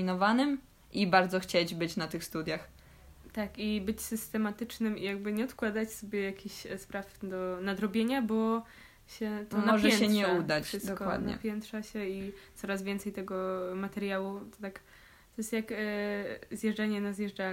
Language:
Polish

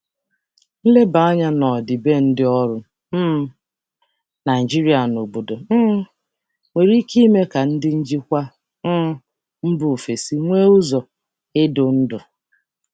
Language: Igbo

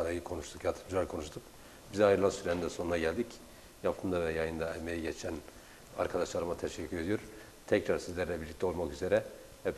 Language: Turkish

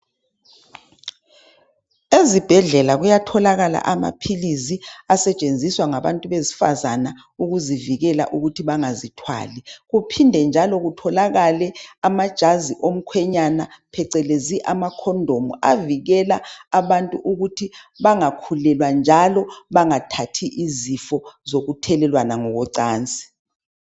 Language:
North Ndebele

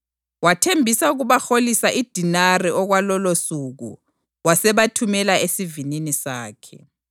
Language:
North Ndebele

